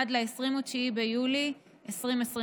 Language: Hebrew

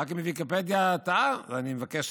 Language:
Hebrew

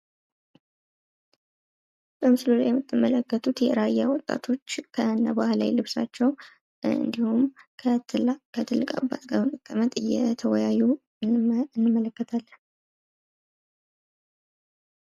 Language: Amharic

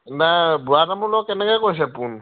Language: Assamese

